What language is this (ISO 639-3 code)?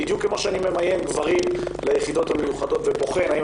heb